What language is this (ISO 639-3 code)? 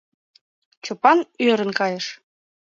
chm